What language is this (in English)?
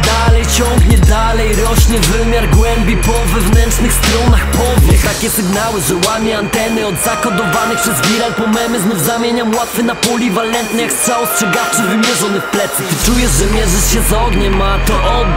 Polish